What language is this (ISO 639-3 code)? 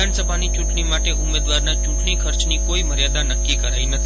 guj